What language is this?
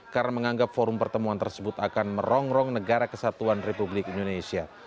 Indonesian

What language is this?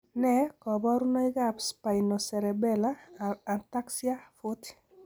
Kalenjin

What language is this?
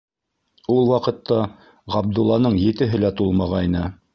Bashkir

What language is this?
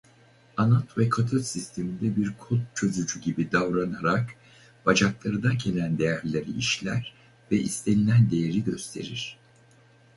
Turkish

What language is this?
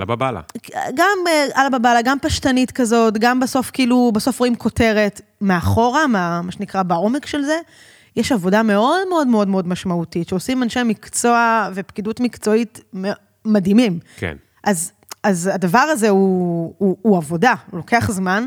Hebrew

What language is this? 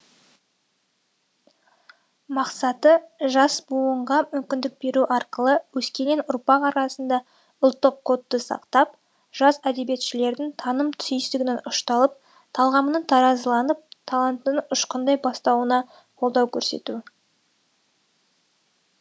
Kazakh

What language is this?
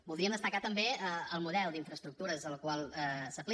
Catalan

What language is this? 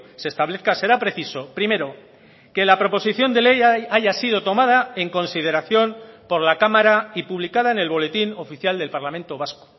Spanish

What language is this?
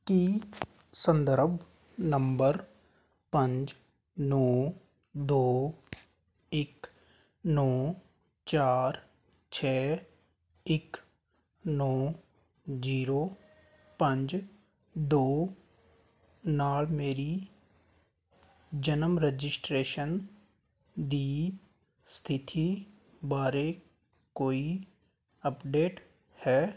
Punjabi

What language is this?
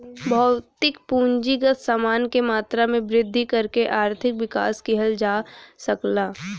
Bhojpuri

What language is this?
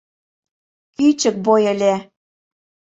Mari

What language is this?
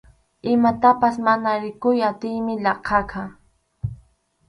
Arequipa-La Unión Quechua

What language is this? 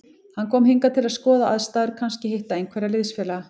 Icelandic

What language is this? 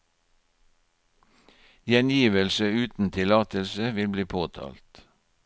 Norwegian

